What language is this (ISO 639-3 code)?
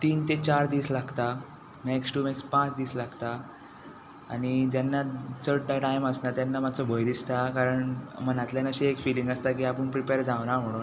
kok